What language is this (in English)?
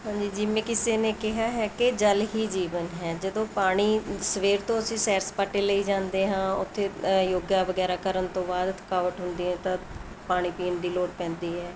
Punjabi